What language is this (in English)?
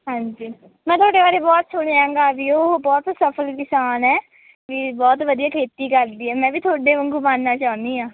Punjabi